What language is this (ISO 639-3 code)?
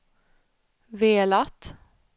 swe